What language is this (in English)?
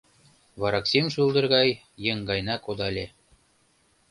Mari